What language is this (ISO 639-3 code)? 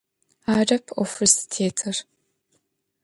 ady